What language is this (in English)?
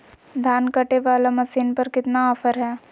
Magahi